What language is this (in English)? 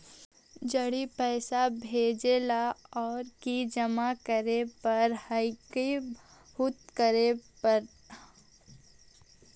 Magahi